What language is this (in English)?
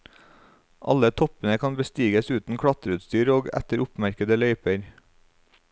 Norwegian